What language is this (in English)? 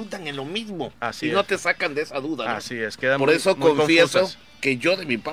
Spanish